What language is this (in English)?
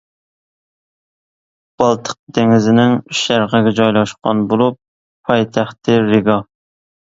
Uyghur